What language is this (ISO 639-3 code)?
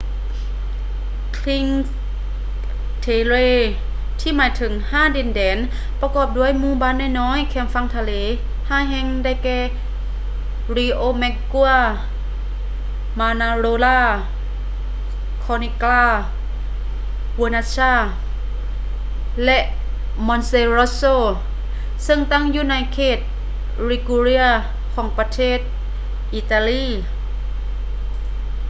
lao